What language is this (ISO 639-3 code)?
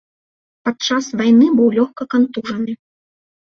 bel